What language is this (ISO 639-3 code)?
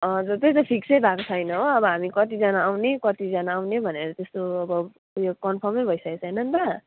nep